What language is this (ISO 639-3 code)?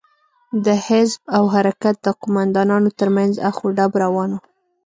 pus